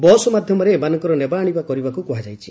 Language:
Odia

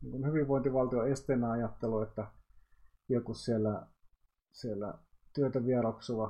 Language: Finnish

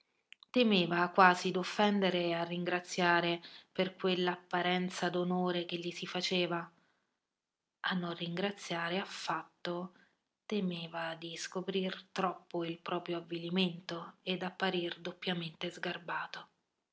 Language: Italian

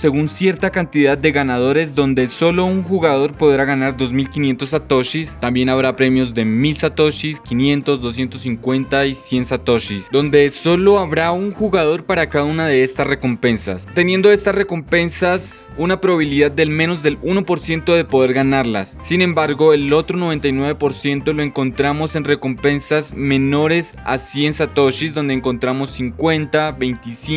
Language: Spanish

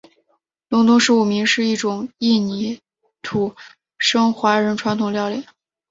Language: Chinese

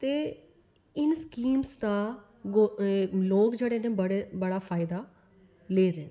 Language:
Dogri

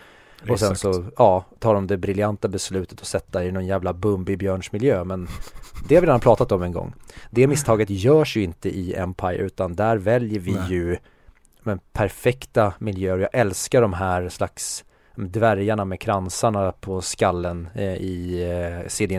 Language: Swedish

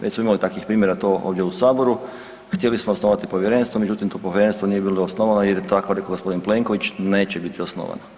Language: Croatian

